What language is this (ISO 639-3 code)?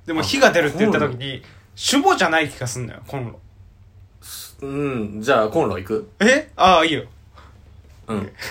jpn